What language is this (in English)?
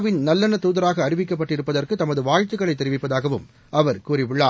Tamil